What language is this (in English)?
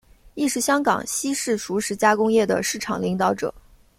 Chinese